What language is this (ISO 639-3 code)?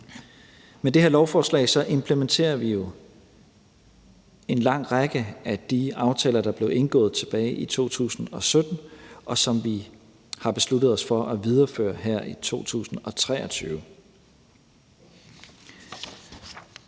dan